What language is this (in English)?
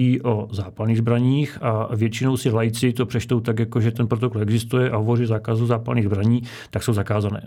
Czech